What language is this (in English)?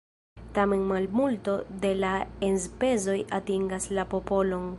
Esperanto